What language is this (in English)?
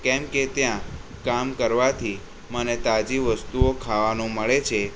Gujarati